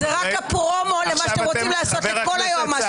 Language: Hebrew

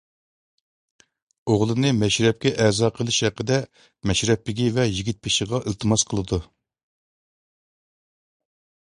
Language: Uyghur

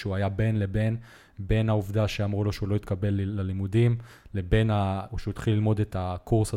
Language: Hebrew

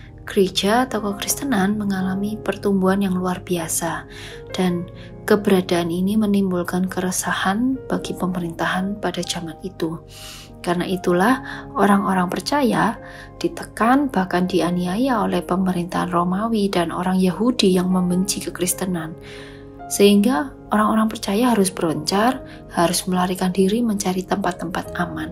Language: Indonesian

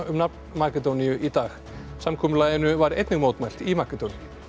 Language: Icelandic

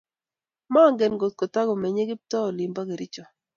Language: Kalenjin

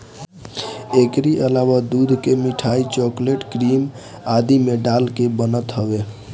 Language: Bhojpuri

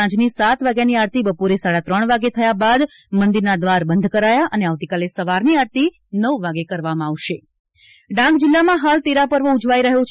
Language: Gujarati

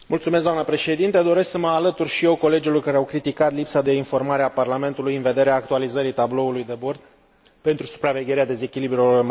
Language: Romanian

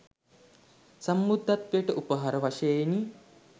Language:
Sinhala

